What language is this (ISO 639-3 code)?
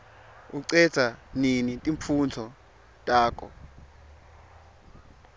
ssw